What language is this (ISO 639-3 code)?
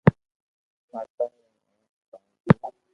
lrk